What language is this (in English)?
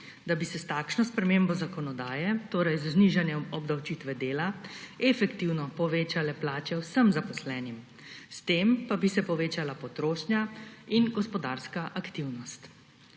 Slovenian